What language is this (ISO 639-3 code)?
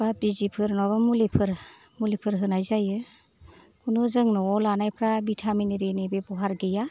brx